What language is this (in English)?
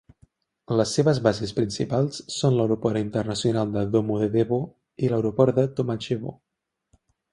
Catalan